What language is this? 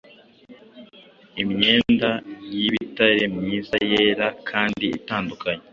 Kinyarwanda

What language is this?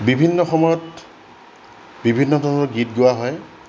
Assamese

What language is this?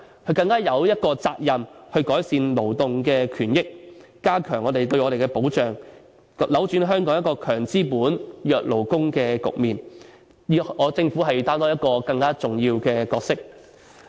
Cantonese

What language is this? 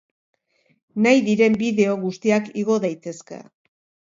Basque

